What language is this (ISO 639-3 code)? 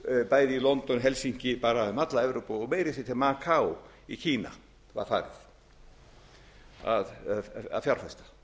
isl